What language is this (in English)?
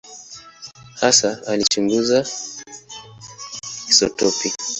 Swahili